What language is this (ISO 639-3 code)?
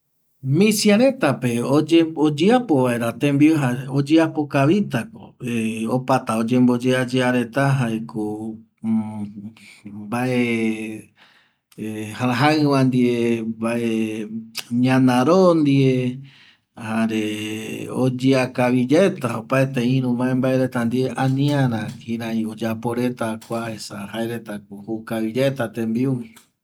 gui